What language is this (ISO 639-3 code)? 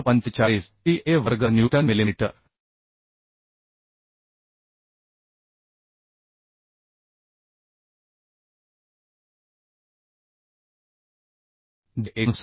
mar